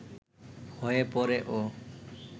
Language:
Bangla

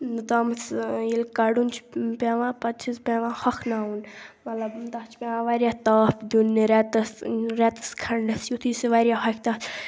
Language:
Kashmiri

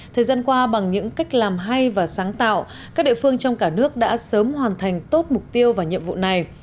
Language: Vietnamese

